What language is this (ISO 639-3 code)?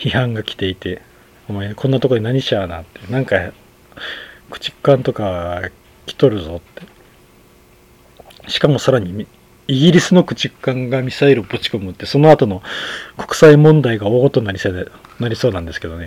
jpn